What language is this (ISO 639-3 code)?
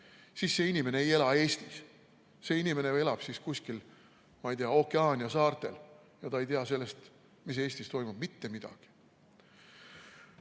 est